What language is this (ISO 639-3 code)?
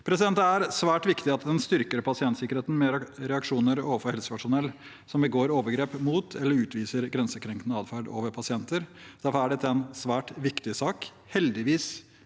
nor